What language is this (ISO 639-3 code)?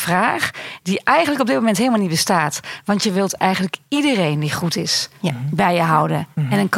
nld